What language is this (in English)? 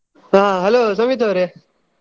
Kannada